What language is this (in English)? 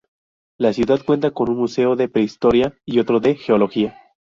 Spanish